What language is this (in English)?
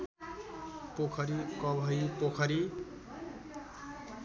Nepali